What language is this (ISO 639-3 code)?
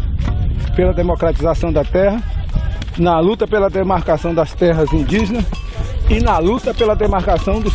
por